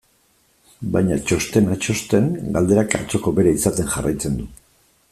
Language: Basque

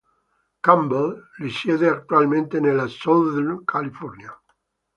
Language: Italian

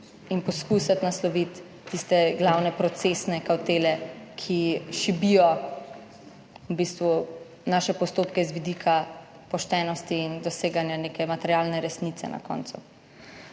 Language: Slovenian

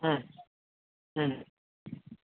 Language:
Nepali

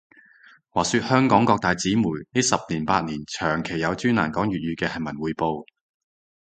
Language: Cantonese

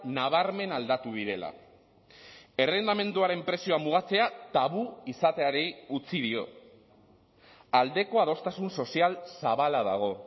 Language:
Basque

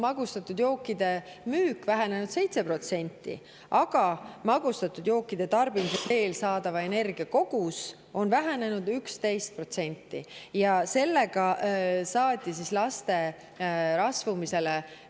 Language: Estonian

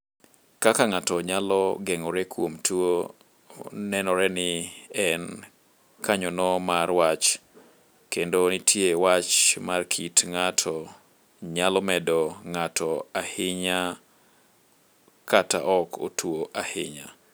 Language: Luo (Kenya and Tanzania)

